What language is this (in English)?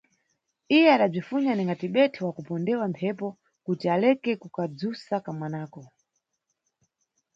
Nyungwe